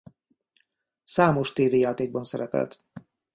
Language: Hungarian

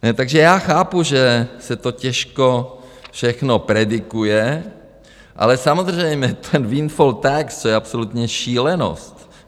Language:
Czech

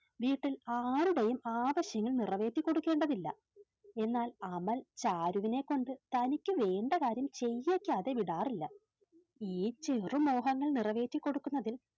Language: Malayalam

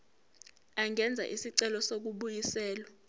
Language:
Zulu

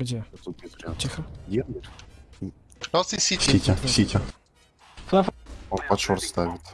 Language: Russian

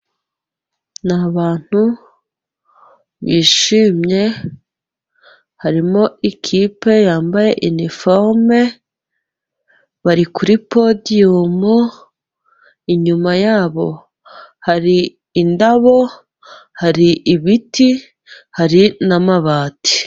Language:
Kinyarwanda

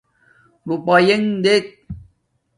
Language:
Domaaki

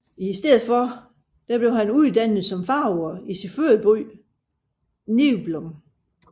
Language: Danish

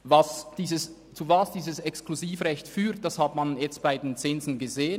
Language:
Swiss German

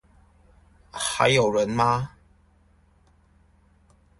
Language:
Chinese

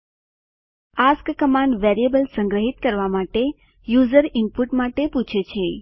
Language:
Gujarati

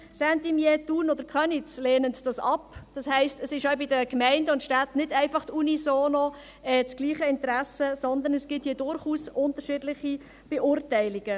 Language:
Swiss German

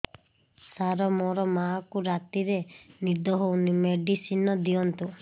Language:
Odia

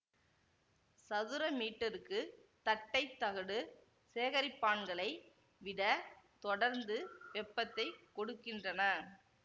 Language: Tamil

